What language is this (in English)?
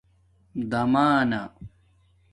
Domaaki